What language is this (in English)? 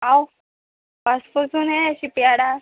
Konkani